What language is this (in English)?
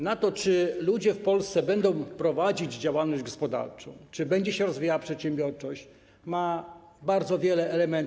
Polish